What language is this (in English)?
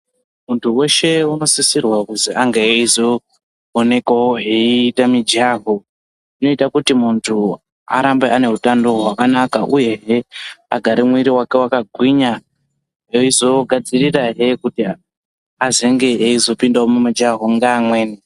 Ndau